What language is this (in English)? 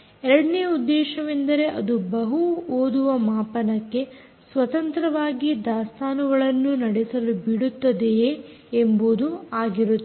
Kannada